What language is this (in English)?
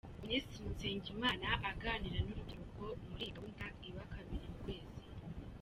Kinyarwanda